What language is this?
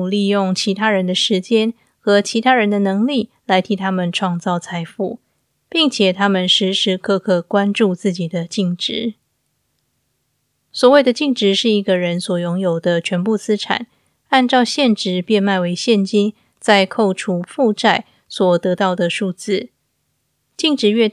Chinese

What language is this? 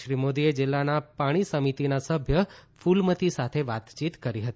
Gujarati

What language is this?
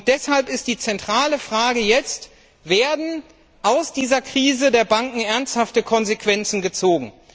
German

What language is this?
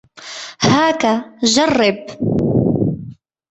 Arabic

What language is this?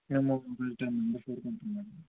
Telugu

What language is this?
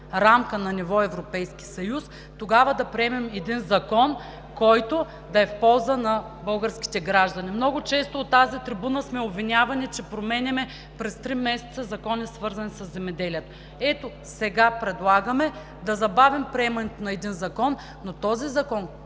Bulgarian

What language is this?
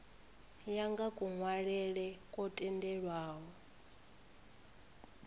Venda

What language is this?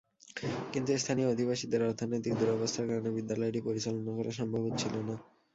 Bangla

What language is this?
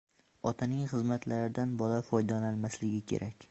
Uzbek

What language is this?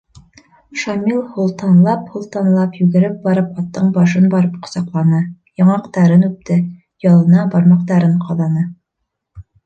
Bashkir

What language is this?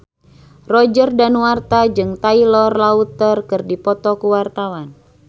Sundanese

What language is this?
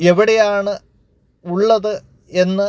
Malayalam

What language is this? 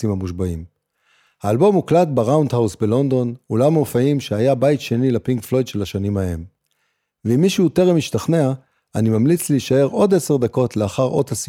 Hebrew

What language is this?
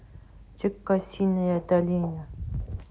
Russian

